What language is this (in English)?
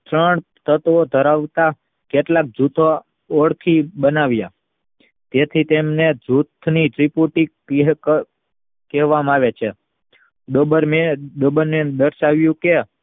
Gujarati